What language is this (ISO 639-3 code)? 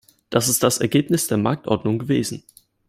deu